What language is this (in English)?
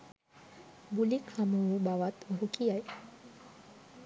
Sinhala